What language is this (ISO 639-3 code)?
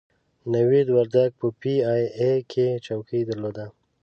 pus